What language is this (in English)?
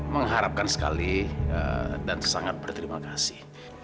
Indonesian